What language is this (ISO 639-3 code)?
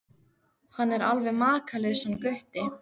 isl